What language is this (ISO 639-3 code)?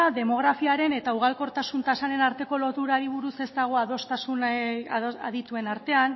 eus